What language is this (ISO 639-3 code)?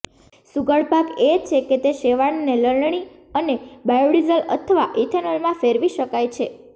guj